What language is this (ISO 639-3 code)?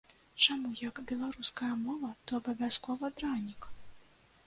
bel